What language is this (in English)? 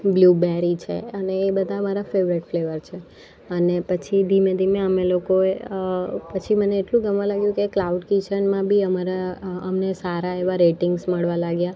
Gujarati